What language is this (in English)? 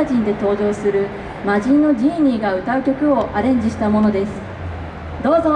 Japanese